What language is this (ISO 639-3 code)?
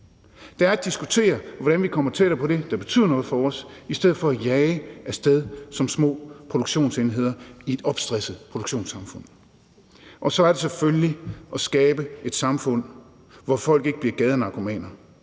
dan